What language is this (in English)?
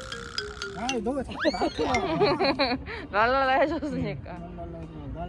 Korean